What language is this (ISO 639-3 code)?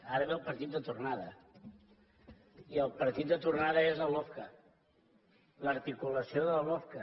cat